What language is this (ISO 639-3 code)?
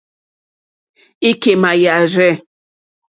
bri